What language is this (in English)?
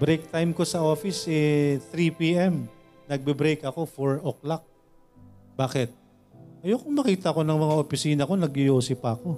Filipino